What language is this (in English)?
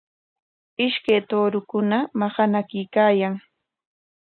Corongo Ancash Quechua